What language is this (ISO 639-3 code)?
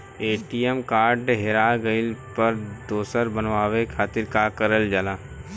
bho